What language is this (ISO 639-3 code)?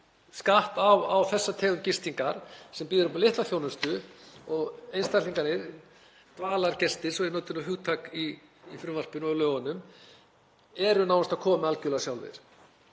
isl